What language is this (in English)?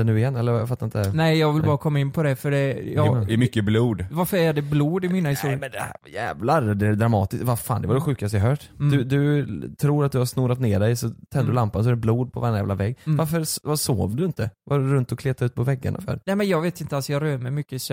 Swedish